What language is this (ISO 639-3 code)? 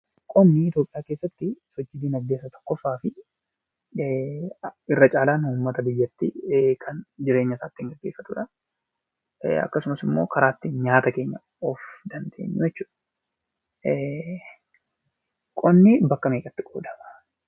orm